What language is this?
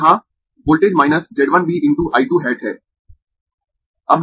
Hindi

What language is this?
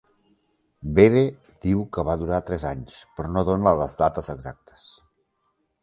Catalan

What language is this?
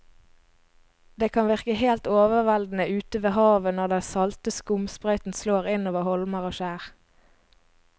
Norwegian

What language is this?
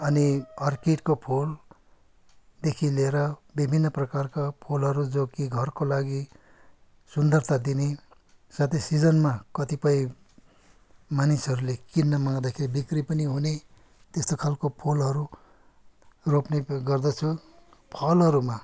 Nepali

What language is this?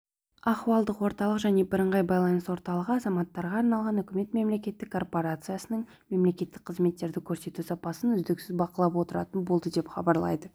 Kazakh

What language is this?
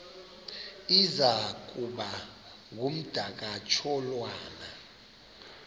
Xhosa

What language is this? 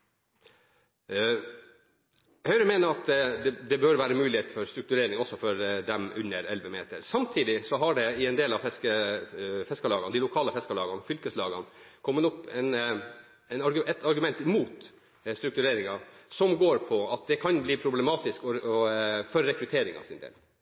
Norwegian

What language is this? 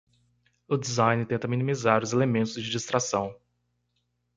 Portuguese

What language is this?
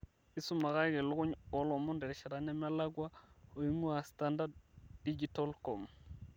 Masai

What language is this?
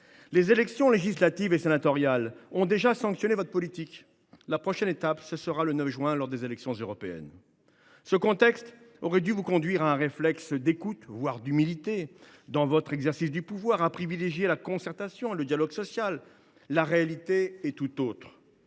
French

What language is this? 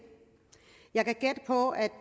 Danish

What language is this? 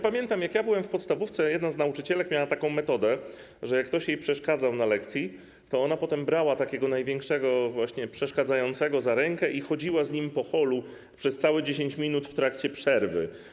Polish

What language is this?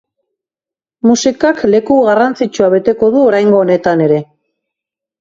Basque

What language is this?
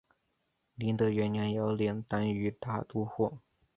Chinese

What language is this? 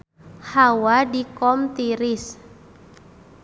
Sundanese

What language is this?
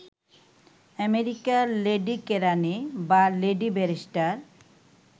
Bangla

